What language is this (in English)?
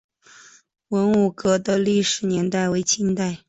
Chinese